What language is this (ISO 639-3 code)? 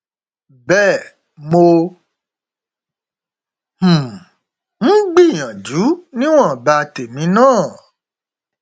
yor